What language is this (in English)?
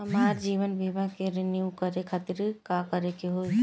Bhojpuri